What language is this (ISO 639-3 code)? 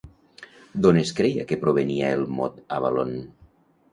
cat